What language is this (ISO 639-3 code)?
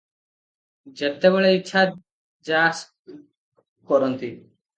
ori